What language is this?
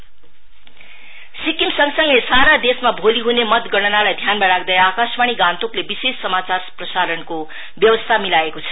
Nepali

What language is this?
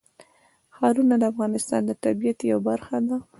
Pashto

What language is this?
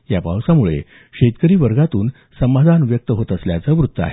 Marathi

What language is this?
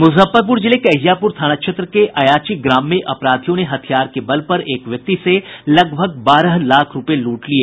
Hindi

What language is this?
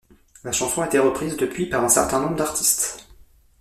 French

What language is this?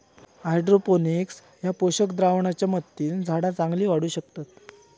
Marathi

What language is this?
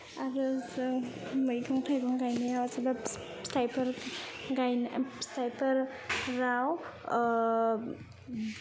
Bodo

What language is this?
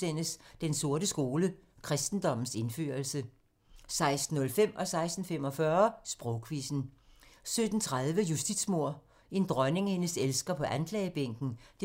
Danish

